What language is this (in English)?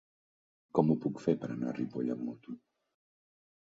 Catalan